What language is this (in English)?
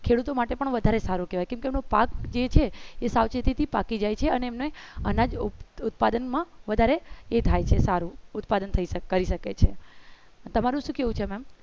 Gujarati